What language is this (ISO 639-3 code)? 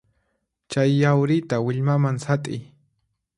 qxp